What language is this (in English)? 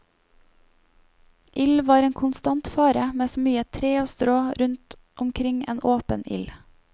Norwegian